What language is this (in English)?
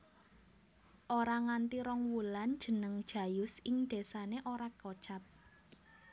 Javanese